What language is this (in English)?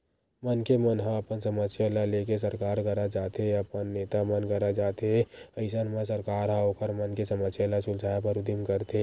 Chhattisgarhi